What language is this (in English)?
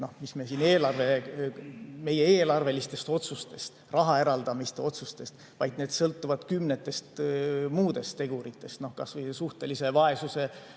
Estonian